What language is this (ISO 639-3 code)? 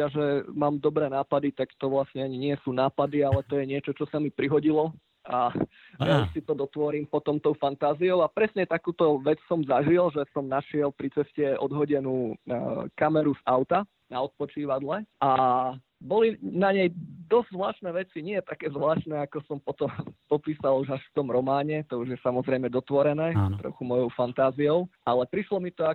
slk